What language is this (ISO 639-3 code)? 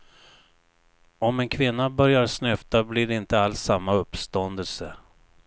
swe